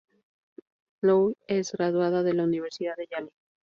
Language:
Spanish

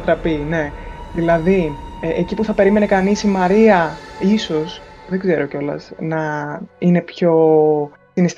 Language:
Greek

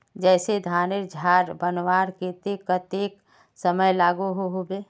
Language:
Magahi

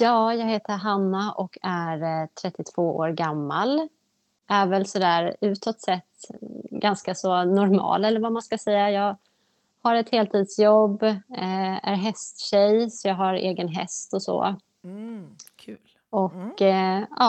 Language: Swedish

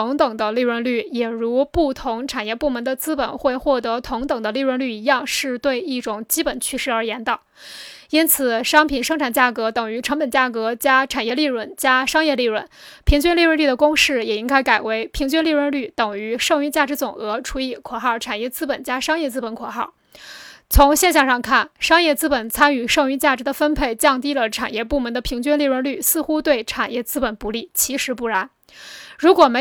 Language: Chinese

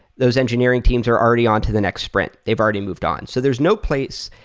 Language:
English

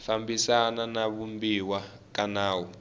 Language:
Tsonga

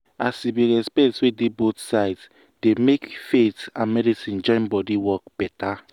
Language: Nigerian Pidgin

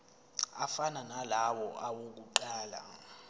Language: Zulu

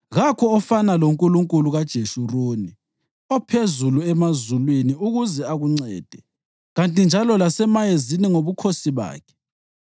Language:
North Ndebele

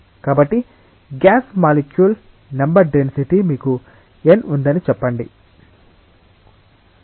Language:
Telugu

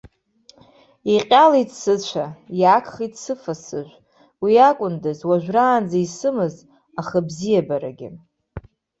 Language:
Abkhazian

